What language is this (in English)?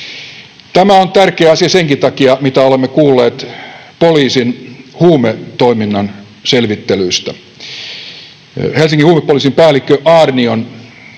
Finnish